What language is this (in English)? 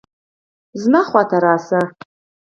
Pashto